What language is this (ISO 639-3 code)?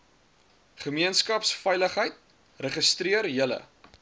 afr